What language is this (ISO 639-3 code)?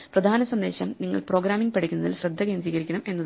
mal